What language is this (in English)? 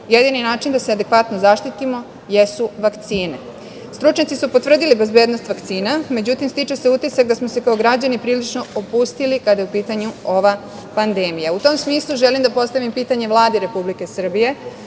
Serbian